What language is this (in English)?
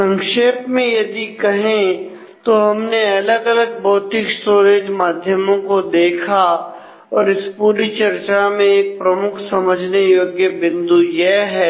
Hindi